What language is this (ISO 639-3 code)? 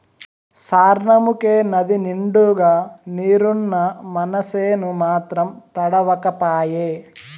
tel